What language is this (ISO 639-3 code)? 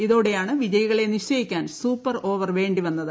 mal